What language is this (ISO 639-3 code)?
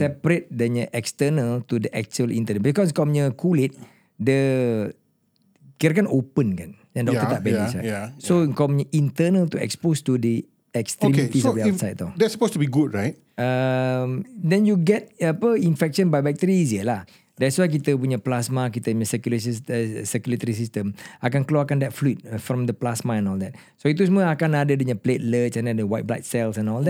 msa